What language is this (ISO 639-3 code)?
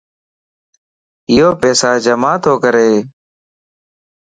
lss